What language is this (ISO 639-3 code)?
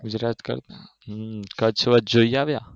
guj